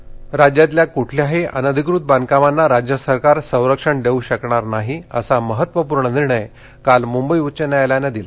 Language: Marathi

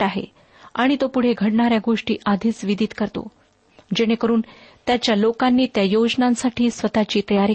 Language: Marathi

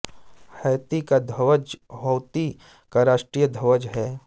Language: Hindi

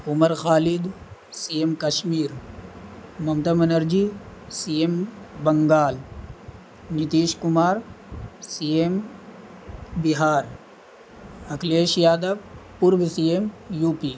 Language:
Urdu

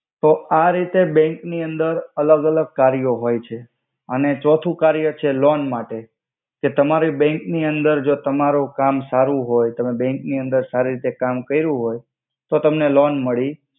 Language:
Gujarati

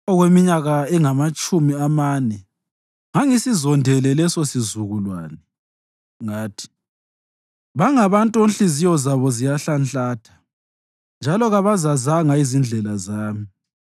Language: North Ndebele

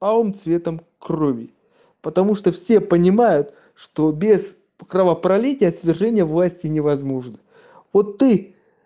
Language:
Russian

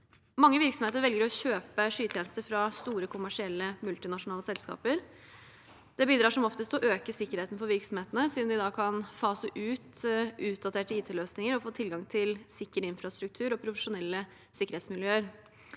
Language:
Norwegian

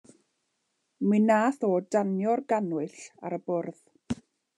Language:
Welsh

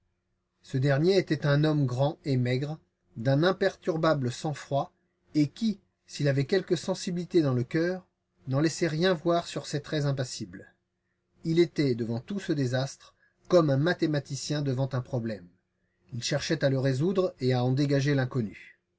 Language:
French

